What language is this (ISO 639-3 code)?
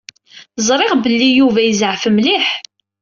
kab